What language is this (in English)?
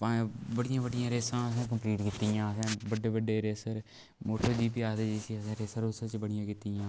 Dogri